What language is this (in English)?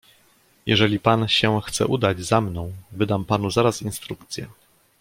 Polish